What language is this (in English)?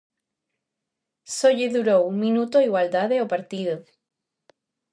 Galician